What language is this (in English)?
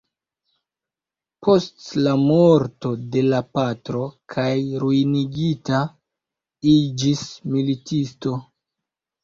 Esperanto